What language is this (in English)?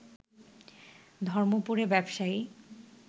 Bangla